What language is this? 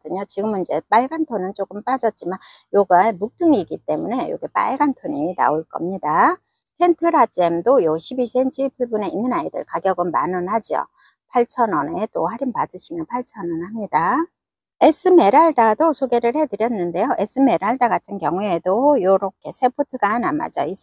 Korean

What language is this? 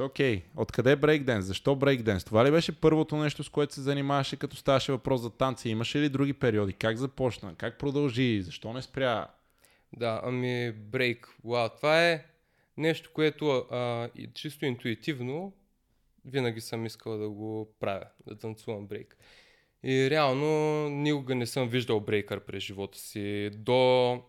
Bulgarian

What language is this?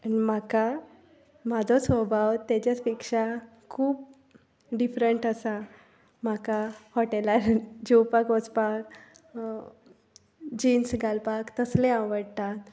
Konkani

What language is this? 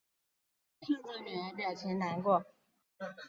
Chinese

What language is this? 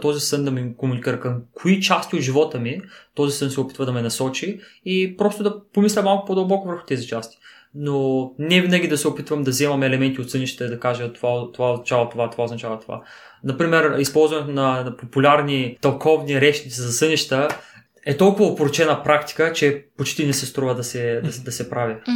Bulgarian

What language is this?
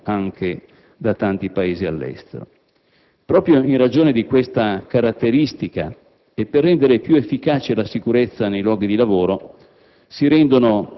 Italian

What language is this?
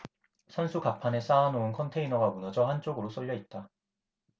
Korean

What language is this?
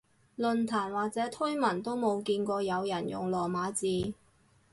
Cantonese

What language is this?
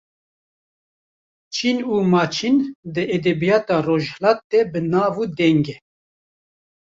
Kurdish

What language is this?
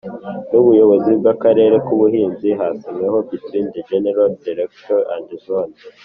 Kinyarwanda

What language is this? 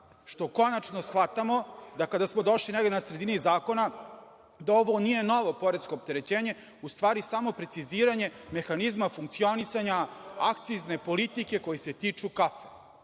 Serbian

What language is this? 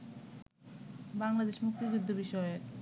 Bangla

